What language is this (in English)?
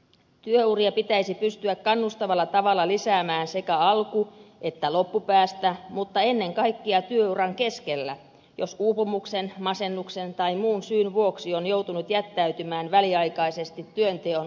Finnish